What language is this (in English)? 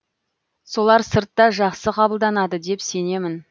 Kazakh